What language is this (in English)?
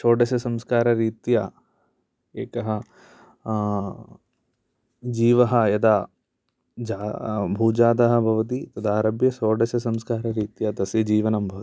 Sanskrit